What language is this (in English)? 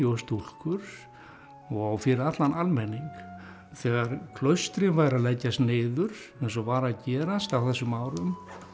Icelandic